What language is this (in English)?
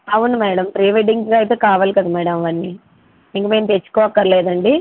Telugu